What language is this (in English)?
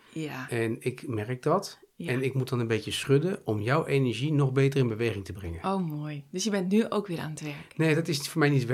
Dutch